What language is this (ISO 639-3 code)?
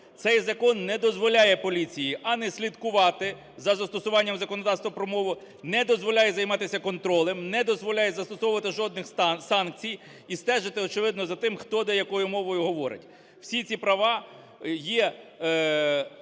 ukr